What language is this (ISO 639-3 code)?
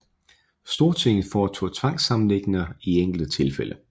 dan